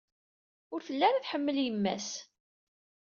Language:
Kabyle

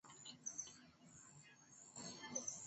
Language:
Swahili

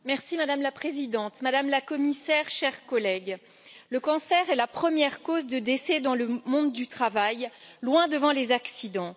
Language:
French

